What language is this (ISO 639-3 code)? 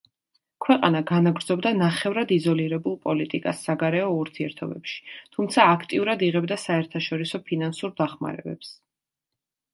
kat